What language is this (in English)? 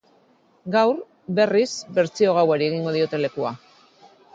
Basque